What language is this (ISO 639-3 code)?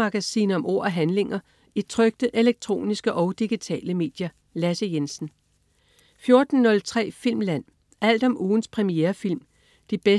dan